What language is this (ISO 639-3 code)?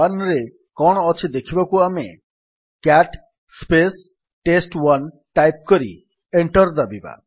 ori